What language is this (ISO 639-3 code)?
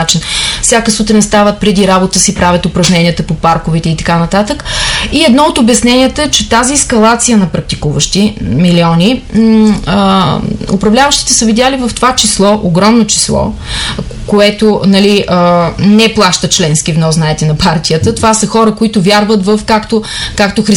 bul